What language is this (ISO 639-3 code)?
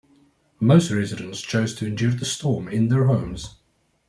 eng